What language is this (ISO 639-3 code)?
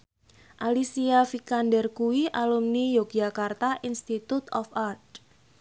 jav